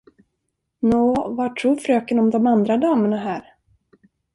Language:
Swedish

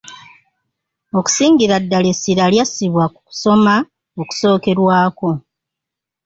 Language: Ganda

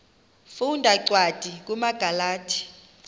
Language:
Xhosa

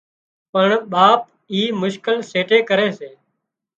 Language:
Wadiyara Koli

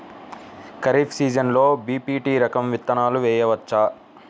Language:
Telugu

